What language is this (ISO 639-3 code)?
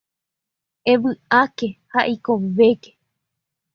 grn